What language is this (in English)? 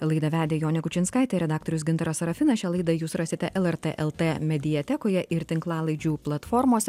Lithuanian